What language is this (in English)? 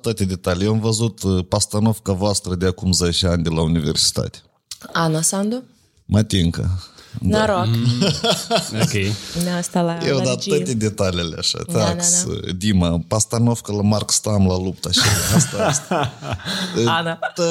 Romanian